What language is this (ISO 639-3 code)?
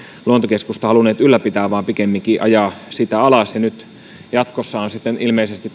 fin